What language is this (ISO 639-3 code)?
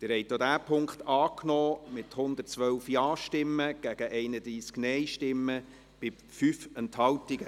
gsw